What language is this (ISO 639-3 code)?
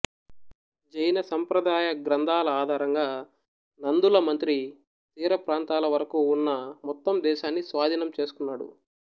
tel